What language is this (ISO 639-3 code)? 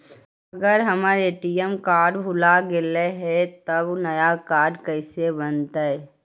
mag